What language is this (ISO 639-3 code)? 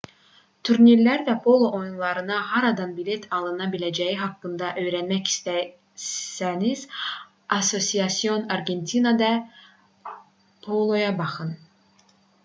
aze